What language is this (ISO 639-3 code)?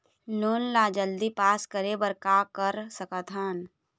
hne